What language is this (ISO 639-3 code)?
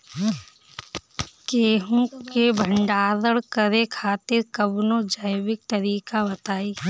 bho